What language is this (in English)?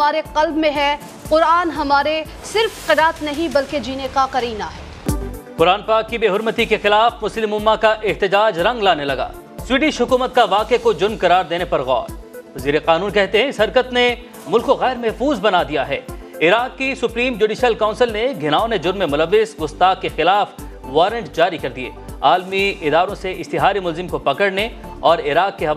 Hindi